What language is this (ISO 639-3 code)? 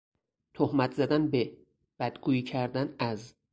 fas